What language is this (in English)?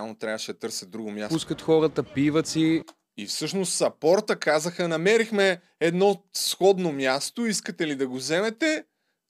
Bulgarian